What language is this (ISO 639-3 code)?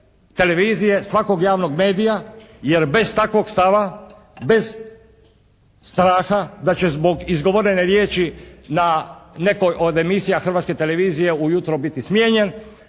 hrv